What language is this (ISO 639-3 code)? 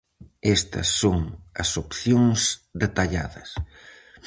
glg